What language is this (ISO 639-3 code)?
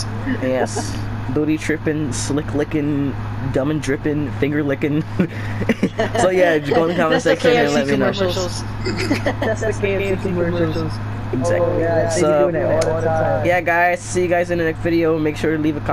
eng